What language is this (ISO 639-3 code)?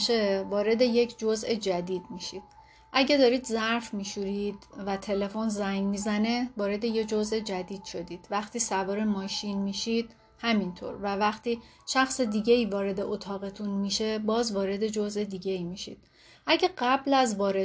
fas